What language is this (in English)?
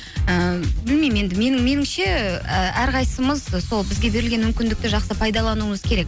Kazakh